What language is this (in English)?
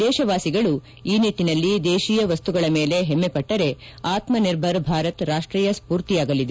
Kannada